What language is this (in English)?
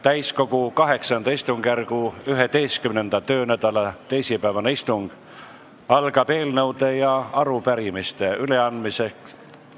Estonian